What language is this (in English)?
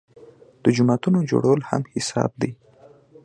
Pashto